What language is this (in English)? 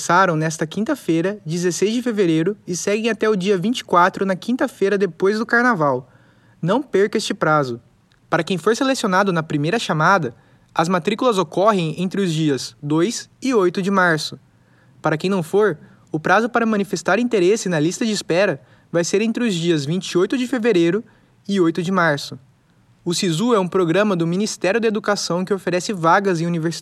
Portuguese